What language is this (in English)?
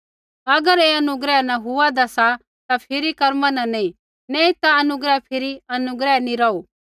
Kullu Pahari